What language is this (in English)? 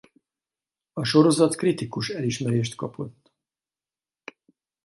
Hungarian